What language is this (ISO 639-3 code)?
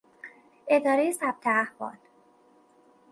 fas